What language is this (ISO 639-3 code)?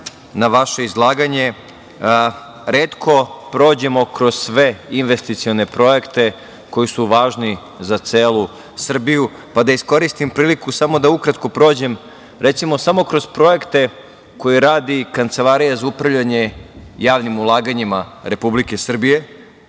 srp